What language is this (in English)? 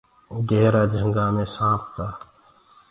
Gurgula